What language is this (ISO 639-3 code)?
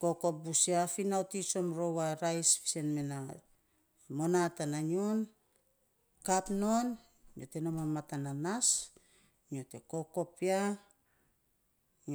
sps